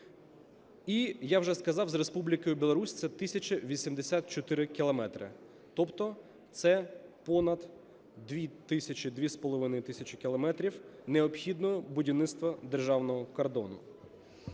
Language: Ukrainian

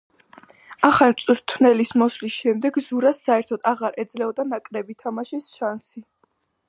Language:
Georgian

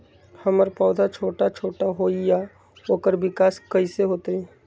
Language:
Magahi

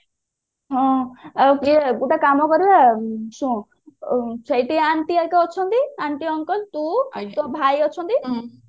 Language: Odia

